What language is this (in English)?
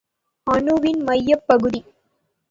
Tamil